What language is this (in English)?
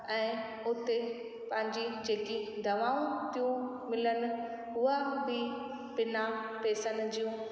Sindhi